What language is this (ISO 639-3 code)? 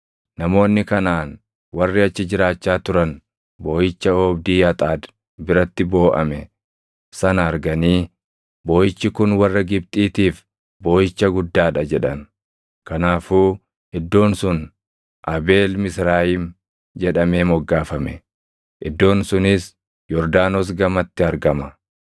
orm